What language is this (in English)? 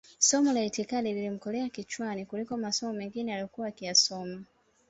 Swahili